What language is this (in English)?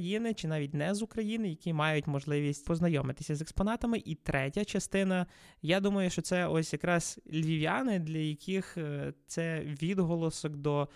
Ukrainian